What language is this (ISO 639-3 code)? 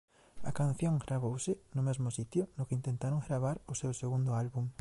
glg